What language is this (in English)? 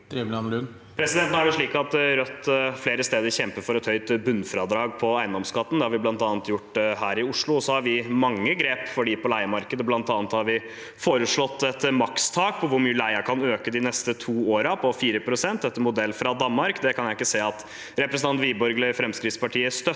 Norwegian